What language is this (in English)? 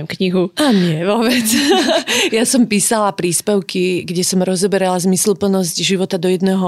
Slovak